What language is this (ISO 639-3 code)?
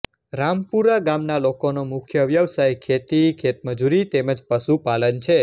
guj